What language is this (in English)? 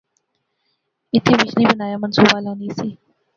Pahari-Potwari